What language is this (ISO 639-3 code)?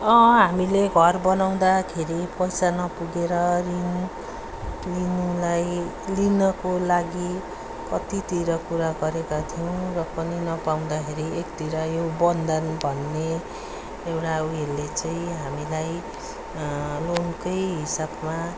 nep